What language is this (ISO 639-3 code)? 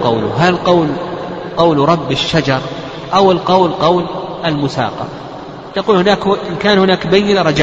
ara